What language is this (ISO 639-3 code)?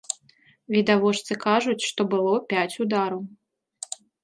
bel